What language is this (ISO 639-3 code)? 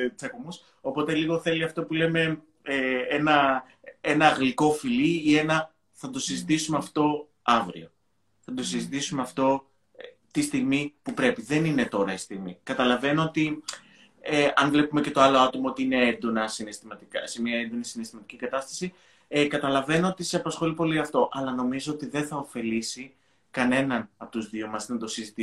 ell